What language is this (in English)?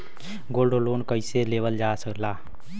Bhojpuri